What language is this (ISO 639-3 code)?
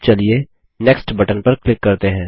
hin